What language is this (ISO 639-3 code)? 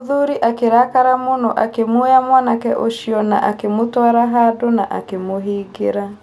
kik